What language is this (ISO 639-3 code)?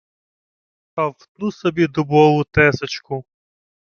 ukr